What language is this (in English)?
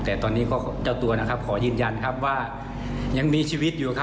Thai